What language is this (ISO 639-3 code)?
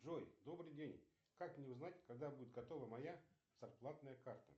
rus